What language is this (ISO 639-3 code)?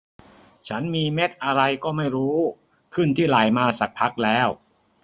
tha